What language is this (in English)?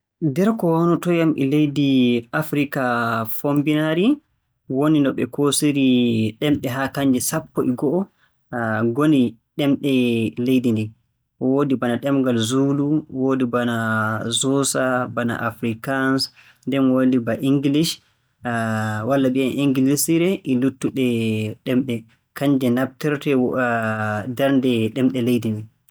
Borgu Fulfulde